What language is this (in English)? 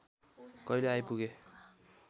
Nepali